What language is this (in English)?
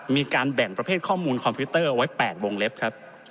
Thai